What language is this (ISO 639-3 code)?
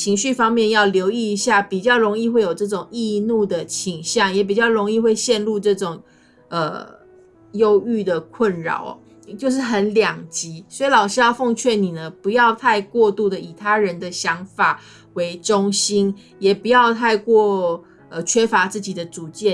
zho